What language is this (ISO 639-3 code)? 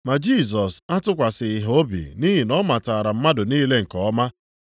ibo